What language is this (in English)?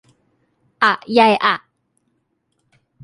Thai